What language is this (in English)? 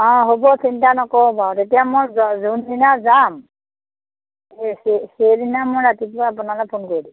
Assamese